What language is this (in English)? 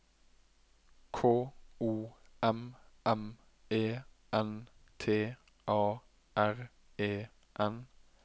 Norwegian